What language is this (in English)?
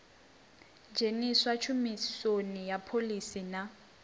Venda